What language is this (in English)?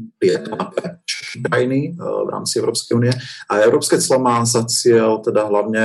Slovak